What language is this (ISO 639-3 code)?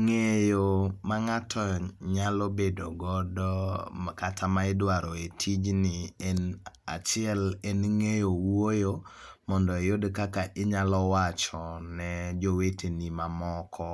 luo